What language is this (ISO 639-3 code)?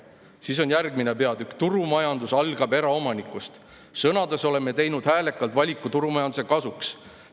est